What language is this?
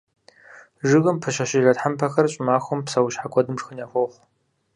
Kabardian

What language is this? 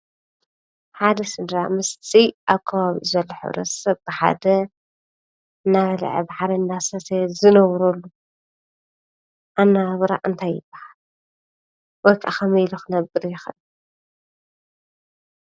Tigrinya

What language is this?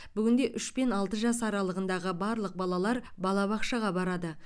Kazakh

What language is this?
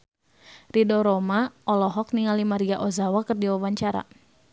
Sundanese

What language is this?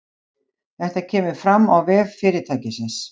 Icelandic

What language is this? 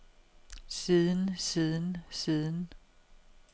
Danish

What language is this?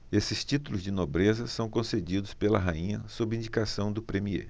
Portuguese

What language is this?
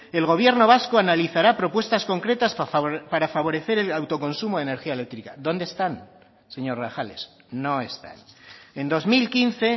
Spanish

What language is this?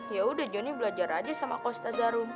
Indonesian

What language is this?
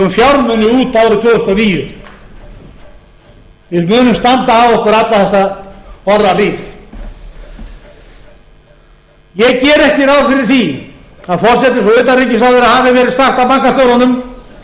Icelandic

